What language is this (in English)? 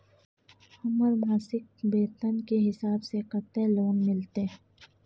Maithili